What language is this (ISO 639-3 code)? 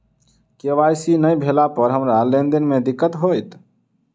mai